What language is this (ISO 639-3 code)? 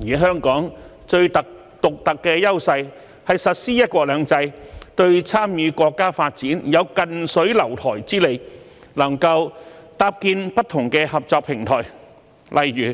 yue